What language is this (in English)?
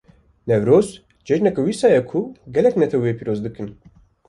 Kurdish